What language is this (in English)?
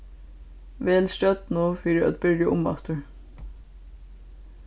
Faroese